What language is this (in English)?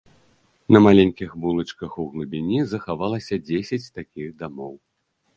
Belarusian